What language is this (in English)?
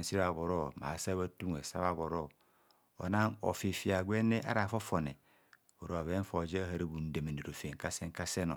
Kohumono